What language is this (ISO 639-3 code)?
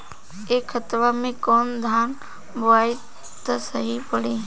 bho